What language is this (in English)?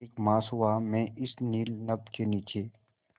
Hindi